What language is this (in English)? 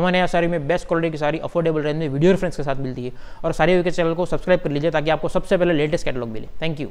Hindi